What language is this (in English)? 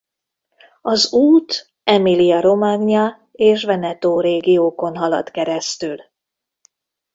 Hungarian